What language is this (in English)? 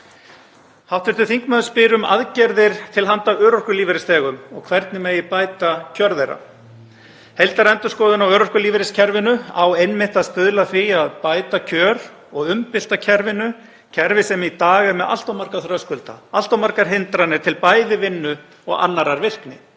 Icelandic